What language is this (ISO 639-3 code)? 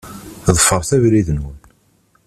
kab